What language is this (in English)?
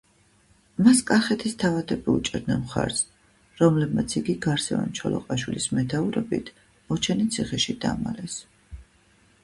Georgian